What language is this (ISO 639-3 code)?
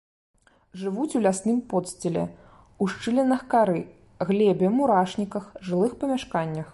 bel